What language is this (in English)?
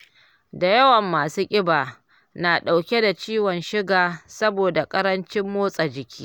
Hausa